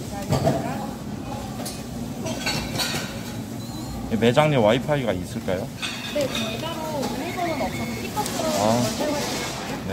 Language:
Korean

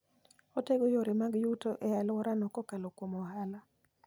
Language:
Luo (Kenya and Tanzania)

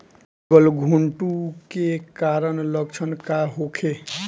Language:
Bhojpuri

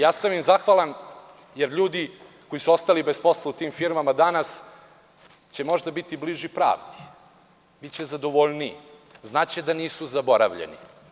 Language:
Serbian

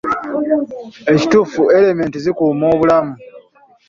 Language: Ganda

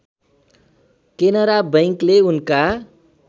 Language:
Nepali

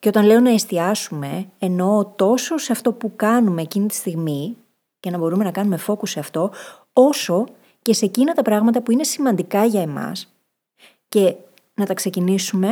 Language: Greek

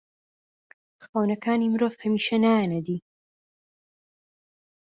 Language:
Central Kurdish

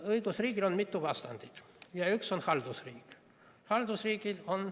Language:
Estonian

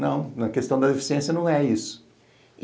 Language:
Portuguese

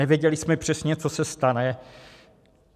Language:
Czech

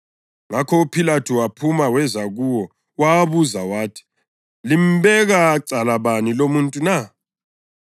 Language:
North Ndebele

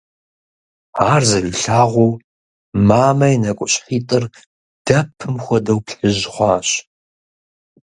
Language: Kabardian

